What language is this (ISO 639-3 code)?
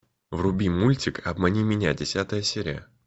rus